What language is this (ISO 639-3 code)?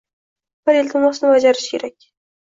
uzb